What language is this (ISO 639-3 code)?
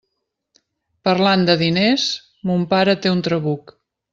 cat